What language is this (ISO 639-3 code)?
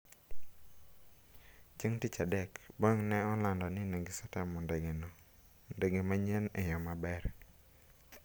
luo